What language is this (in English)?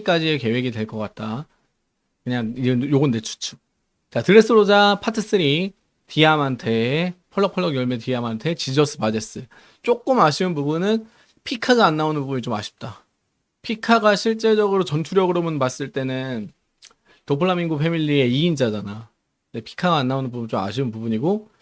Korean